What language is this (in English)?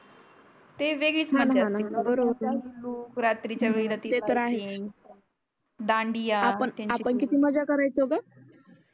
Marathi